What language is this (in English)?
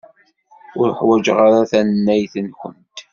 Kabyle